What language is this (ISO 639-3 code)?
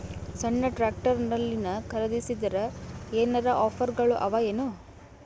kan